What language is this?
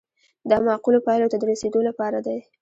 Pashto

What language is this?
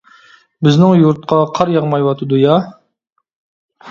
Uyghur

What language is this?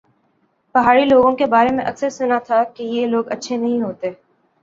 Urdu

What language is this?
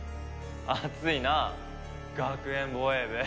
Japanese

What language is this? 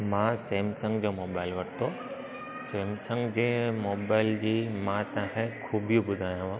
Sindhi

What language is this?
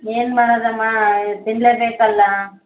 Kannada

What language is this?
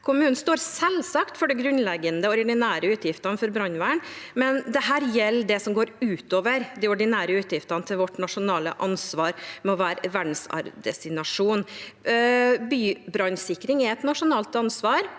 Norwegian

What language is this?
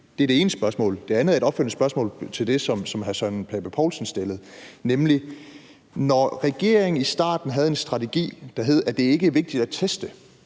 Danish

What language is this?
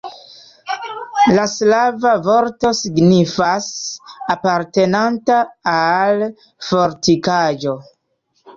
Esperanto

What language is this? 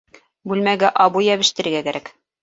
Bashkir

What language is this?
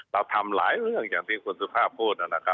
Thai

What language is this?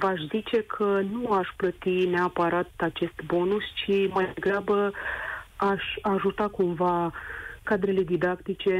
Romanian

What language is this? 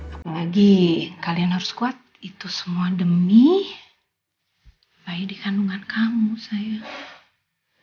Indonesian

